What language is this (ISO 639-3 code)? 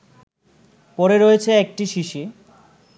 ben